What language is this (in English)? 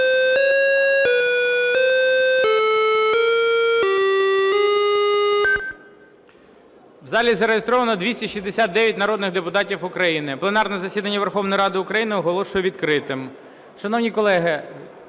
Ukrainian